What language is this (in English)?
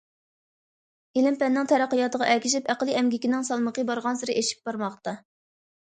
Uyghur